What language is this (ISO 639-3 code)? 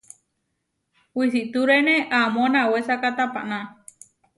var